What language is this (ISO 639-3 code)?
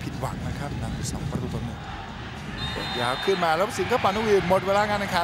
tha